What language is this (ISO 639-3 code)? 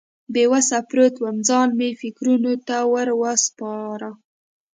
pus